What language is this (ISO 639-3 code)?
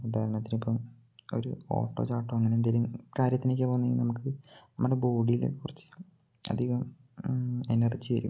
mal